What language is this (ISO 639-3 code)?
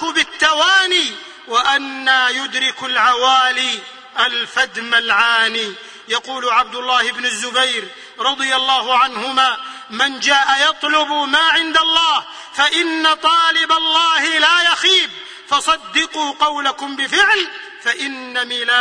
ara